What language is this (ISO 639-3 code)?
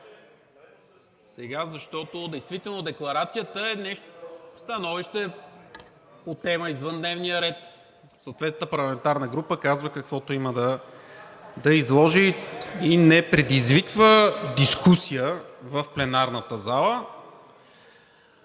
bul